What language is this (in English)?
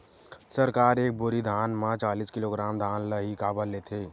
Chhattisgarhi